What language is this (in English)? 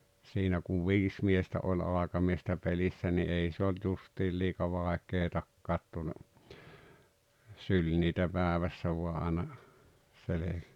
Finnish